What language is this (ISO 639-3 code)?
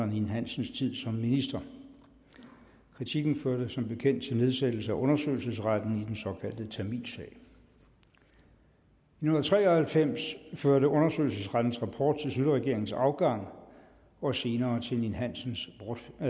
dan